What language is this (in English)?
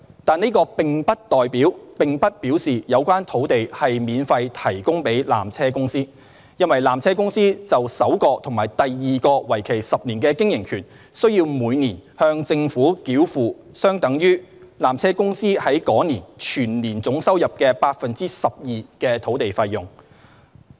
Cantonese